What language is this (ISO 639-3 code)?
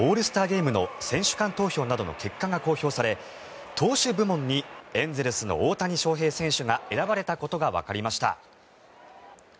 jpn